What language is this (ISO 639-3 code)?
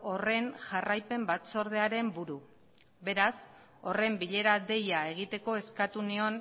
eus